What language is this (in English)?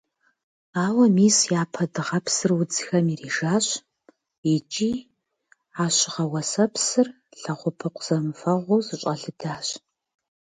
Kabardian